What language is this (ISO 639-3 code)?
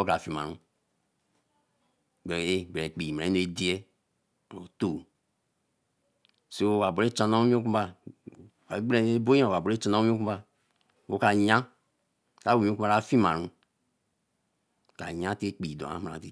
elm